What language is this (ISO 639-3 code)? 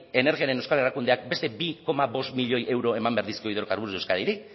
eus